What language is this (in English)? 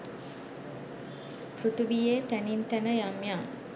Sinhala